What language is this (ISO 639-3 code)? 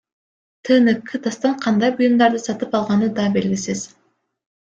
kir